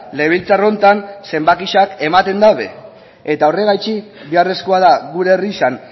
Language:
Basque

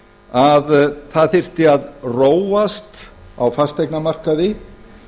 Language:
Icelandic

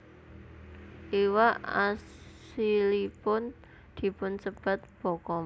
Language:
Javanese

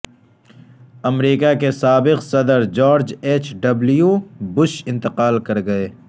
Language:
Urdu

